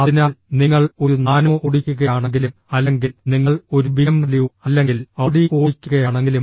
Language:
Malayalam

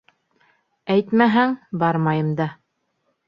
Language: Bashkir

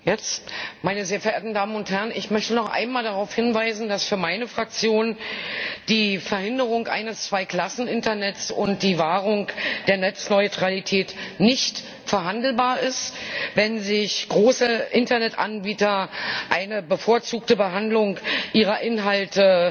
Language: German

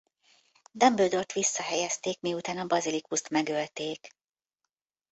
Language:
Hungarian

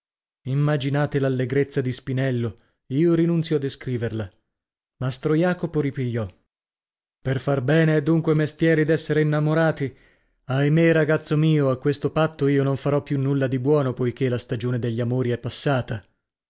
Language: Italian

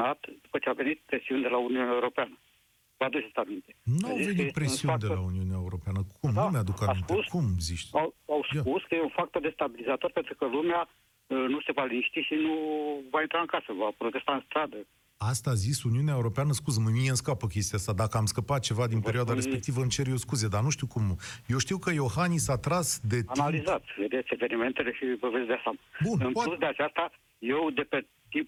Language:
Romanian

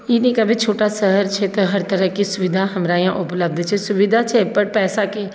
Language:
Maithili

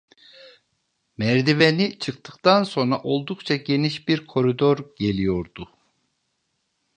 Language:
Turkish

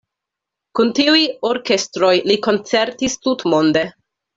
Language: Esperanto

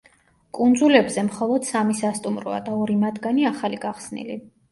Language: Georgian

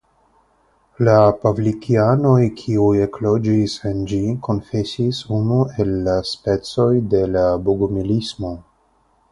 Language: Esperanto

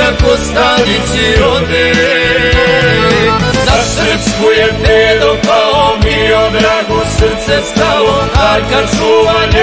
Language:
Romanian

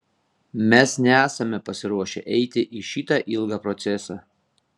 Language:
Lithuanian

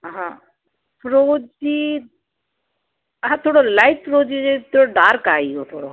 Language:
Sindhi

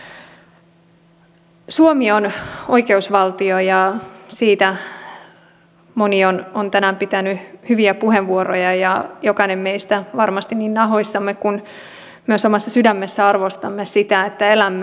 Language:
Finnish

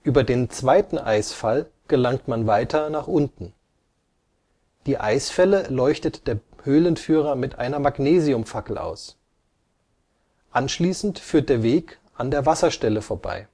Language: German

